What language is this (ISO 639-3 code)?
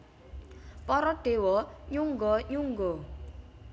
jav